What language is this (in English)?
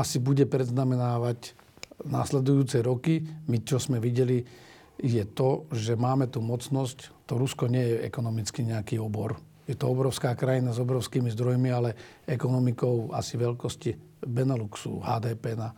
Slovak